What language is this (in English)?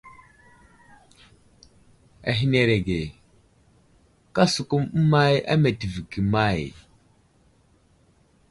Wuzlam